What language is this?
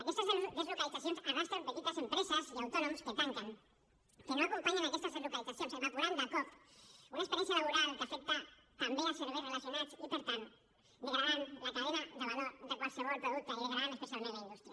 Catalan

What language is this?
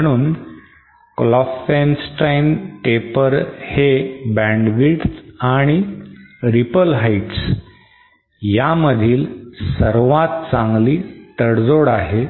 Marathi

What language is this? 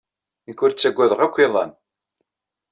Kabyle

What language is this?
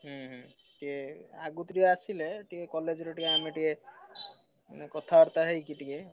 Odia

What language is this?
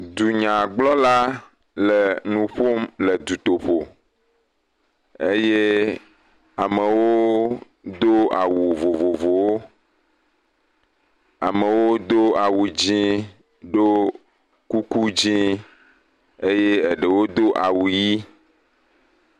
Ewe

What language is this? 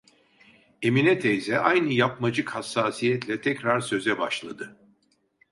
Turkish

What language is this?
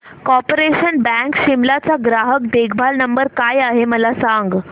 Marathi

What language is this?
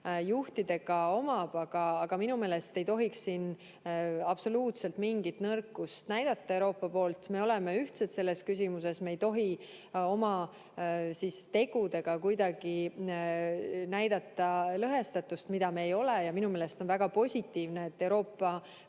Estonian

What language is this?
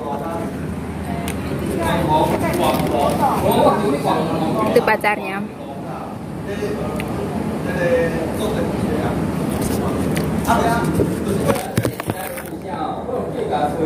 Indonesian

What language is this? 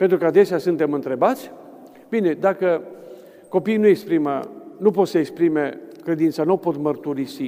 Romanian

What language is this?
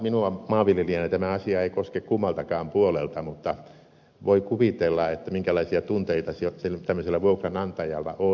Finnish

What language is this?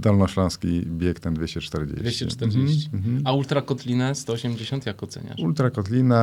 Polish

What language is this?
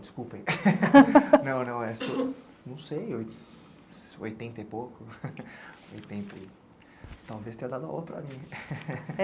Portuguese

